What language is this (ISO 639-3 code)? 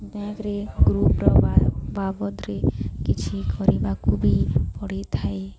ori